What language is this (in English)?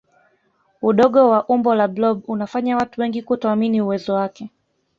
Swahili